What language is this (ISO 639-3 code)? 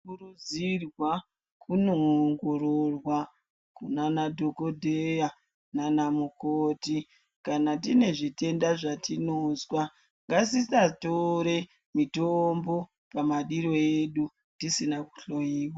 ndc